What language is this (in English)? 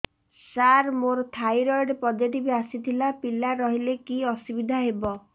Odia